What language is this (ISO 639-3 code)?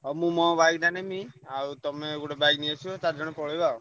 ori